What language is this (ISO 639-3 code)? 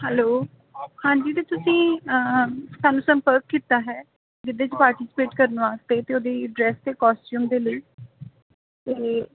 pan